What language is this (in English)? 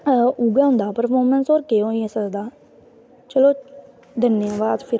Dogri